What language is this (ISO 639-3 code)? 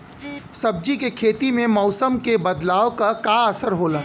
bho